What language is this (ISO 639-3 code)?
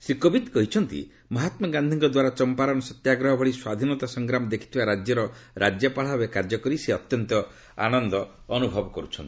ori